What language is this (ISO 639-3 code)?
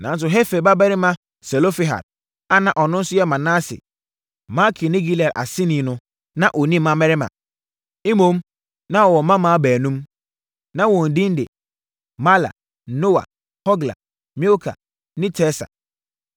aka